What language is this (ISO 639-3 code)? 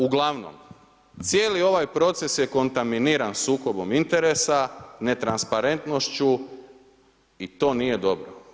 hrv